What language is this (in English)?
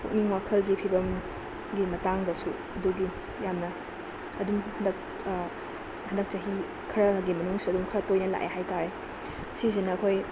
Manipuri